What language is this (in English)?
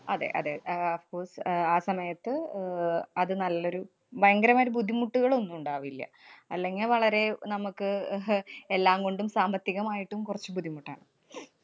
Malayalam